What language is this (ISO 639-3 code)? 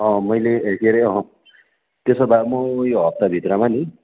nep